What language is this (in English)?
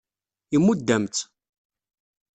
Kabyle